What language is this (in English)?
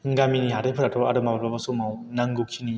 Bodo